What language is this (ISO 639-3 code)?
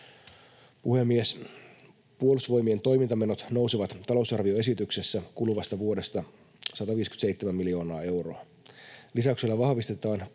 fin